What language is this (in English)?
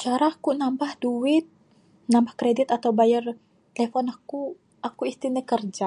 Bukar-Sadung Bidayuh